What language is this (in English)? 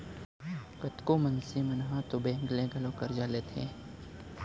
Chhattisgarhi